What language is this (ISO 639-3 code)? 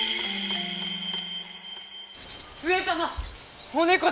jpn